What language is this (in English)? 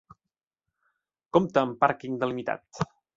Catalan